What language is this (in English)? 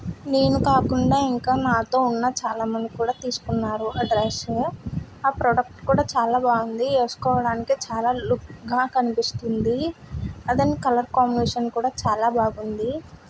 Telugu